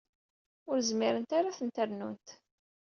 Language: Kabyle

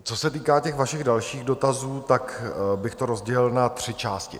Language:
Czech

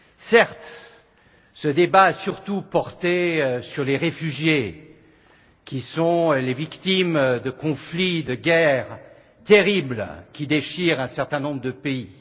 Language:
French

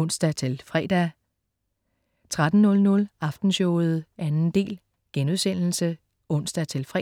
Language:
Danish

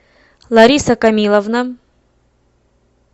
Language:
Russian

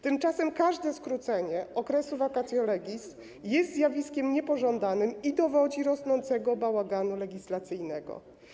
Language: Polish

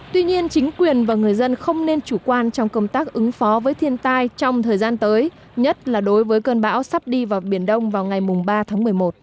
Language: Vietnamese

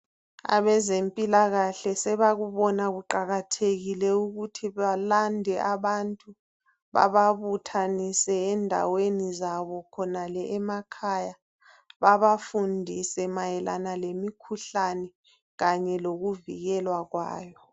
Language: North Ndebele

